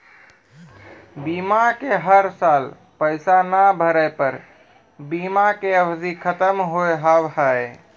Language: Maithili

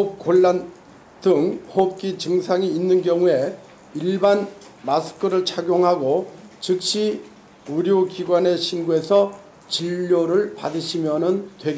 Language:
Korean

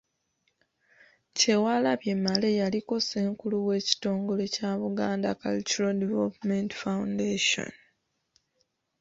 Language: Ganda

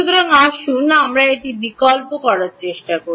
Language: Bangla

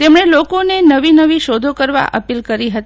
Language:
Gujarati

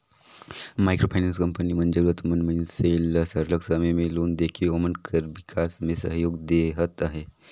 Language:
Chhattisgarhi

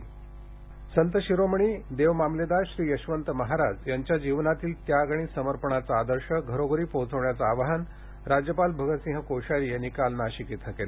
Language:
Marathi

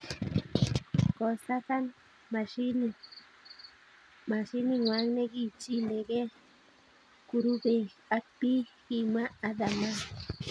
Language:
Kalenjin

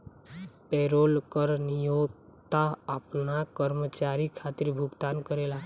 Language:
Bhojpuri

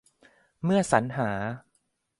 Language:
Thai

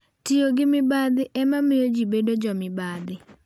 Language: Luo (Kenya and Tanzania)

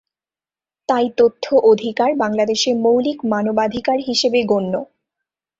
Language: Bangla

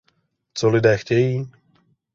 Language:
Czech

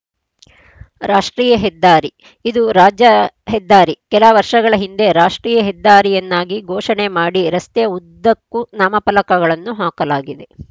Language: Kannada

